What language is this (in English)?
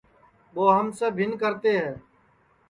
Sansi